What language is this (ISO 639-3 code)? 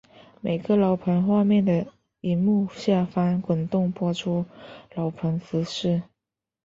zho